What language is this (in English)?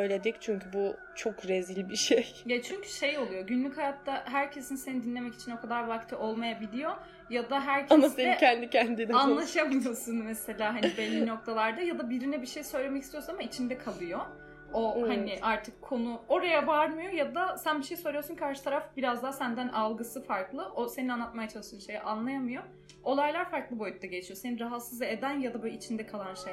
Turkish